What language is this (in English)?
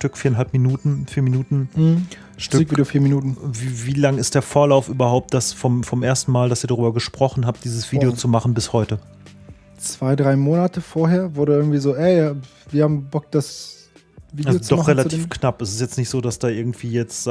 German